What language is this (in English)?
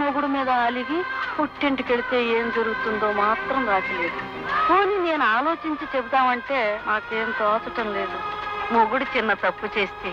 Portuguese